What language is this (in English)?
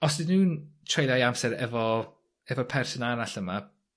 Welsh